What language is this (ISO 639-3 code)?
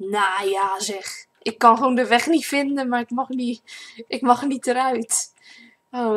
nld